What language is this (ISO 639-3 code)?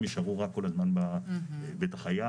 heb